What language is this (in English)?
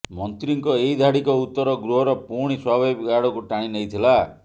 Odia